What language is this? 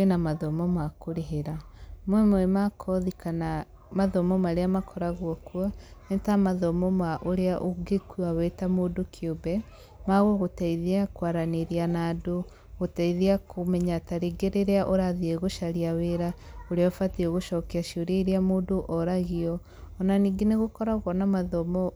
Kikuyu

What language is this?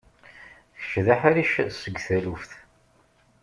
Kabyle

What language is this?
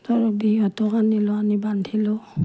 Assamese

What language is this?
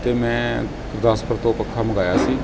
Punjabi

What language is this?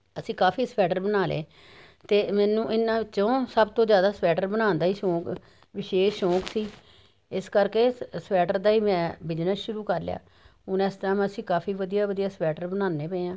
Punjabi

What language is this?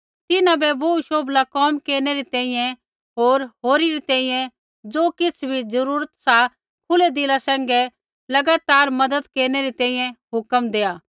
Kullu Pahari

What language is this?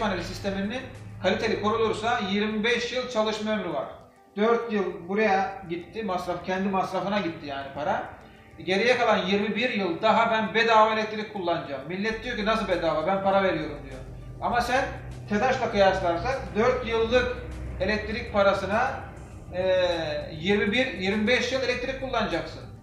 Turkish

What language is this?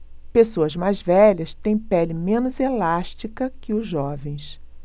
Portuguese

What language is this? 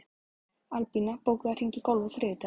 Icelandic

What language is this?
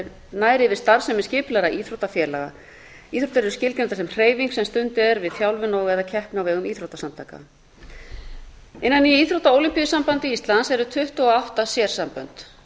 Icelandic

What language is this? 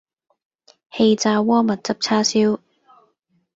Cantonese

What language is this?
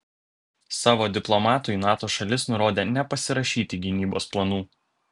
Lithuanian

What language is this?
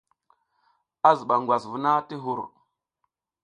South Giziga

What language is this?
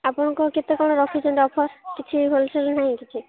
Odia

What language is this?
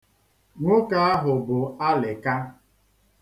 Igbo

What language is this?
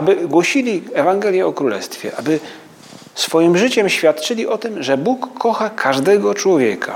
Polish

